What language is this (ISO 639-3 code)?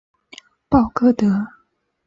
zho